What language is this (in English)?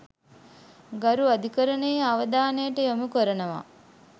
Sinhala